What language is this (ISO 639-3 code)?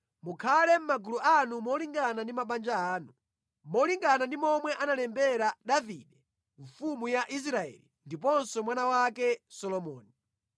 nya